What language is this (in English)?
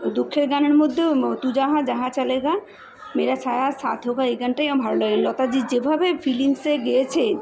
Bangla